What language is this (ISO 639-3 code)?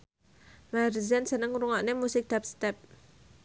jav